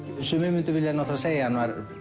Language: Icelandic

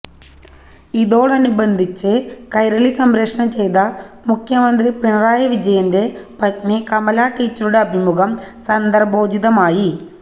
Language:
Malayalam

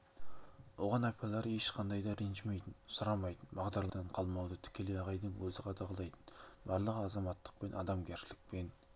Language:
Kazakh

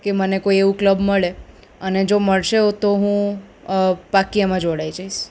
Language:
Gujarati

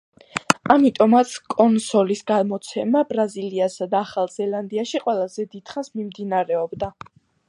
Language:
Georgian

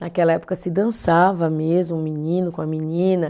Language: Portuguese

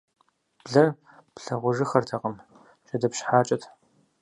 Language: Kabardian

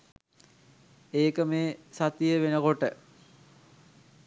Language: Sinhala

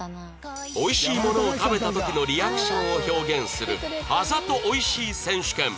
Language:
Japanese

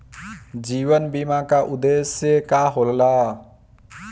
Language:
Bhojpuri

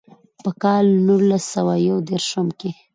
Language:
Pashto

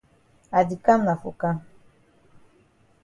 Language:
Cameroon Pidgin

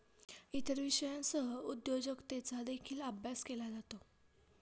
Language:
Marathi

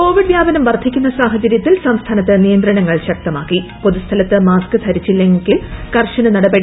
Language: Malayalam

